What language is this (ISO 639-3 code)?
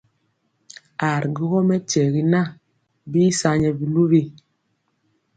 mcx